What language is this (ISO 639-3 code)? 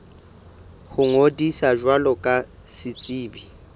sot